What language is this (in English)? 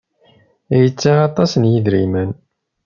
Kabyle